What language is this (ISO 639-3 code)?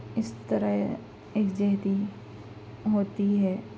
urd